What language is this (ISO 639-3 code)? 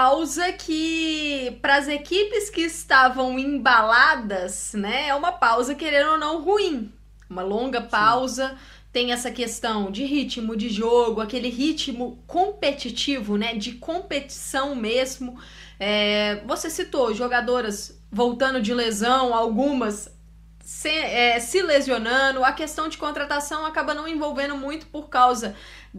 por